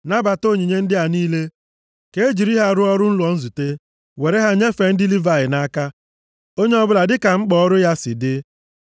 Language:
Igbo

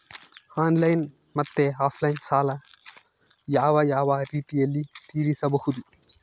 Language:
Kannada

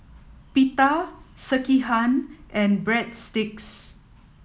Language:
English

